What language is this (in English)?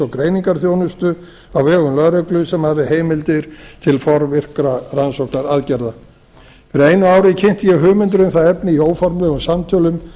Icelandic